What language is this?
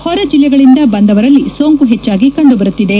Kannada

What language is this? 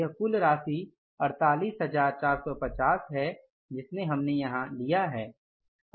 Hindi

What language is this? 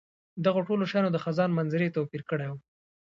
Pashto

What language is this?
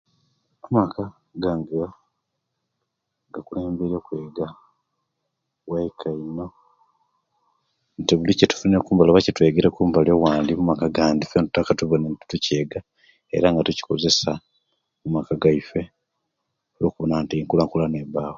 Kenyi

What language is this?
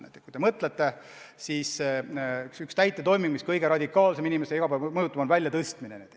Estonian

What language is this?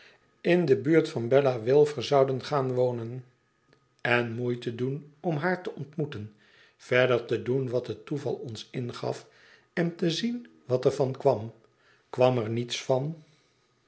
Dutch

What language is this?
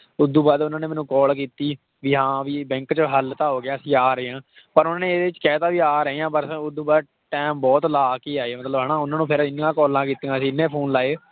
Punjabi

